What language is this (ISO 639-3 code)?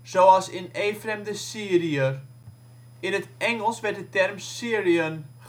nld